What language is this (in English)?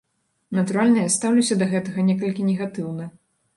Belarusian